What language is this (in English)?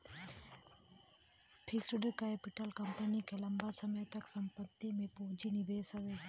Bhojpuri